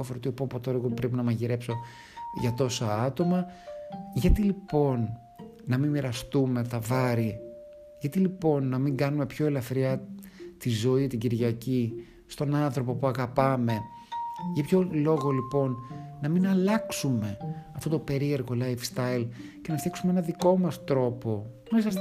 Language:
Greek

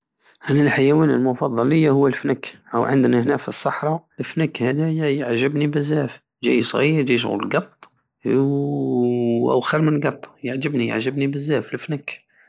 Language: Algerian Saharan Arabic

